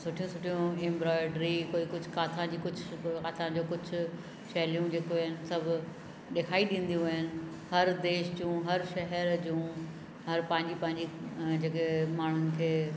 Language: Sindhi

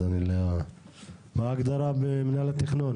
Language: Hebrew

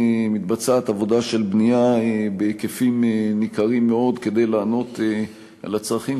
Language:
Hebrew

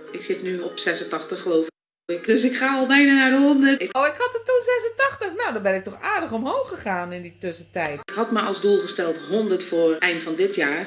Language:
Dutch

